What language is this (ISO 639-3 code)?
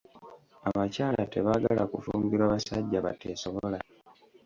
lug